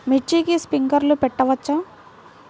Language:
Telugu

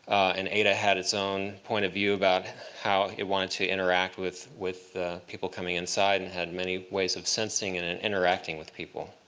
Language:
English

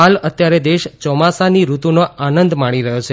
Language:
Gujarati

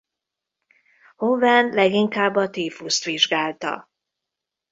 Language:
Hungarian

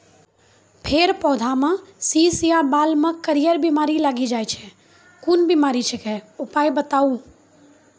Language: Maithili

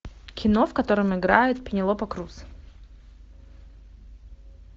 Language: Russian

